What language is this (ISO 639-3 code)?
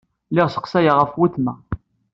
kab